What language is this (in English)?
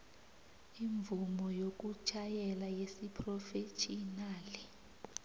South Ndebele